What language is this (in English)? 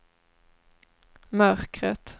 Swedish